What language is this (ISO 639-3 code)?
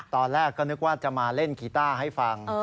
tha